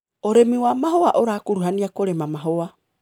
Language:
Kikuyu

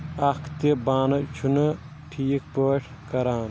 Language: Kashmiri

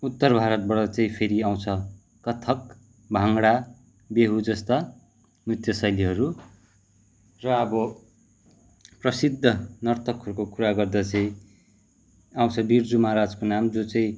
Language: Nepali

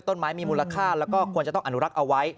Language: Thai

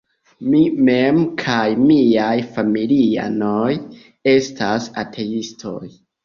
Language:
Esperanto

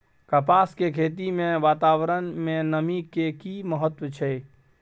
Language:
Maithili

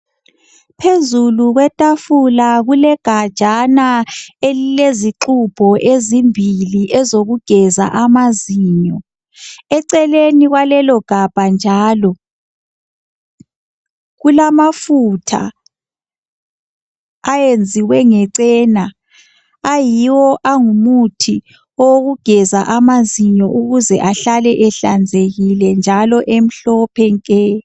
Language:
North Ndebele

